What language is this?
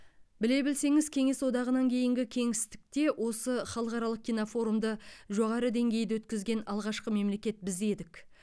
Kazakh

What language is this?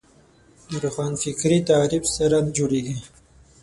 Pashto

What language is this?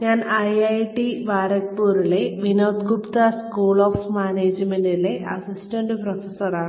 Malayalam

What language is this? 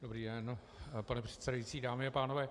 Czech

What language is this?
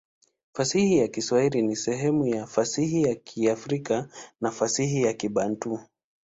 Swahili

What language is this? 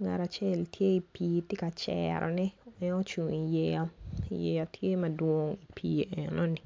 Acoli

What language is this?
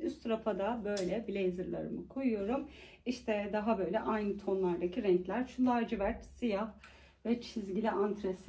Turkish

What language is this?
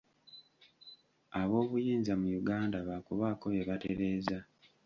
Ganda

